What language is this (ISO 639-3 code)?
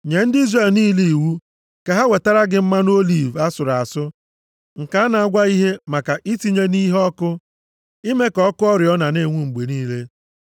ibo